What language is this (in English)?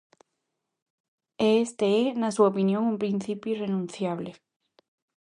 Galician